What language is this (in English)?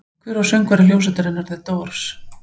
Icelandic